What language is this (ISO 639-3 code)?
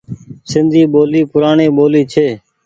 gig